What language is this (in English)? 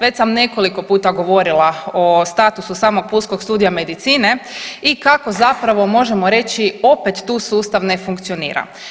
Croatian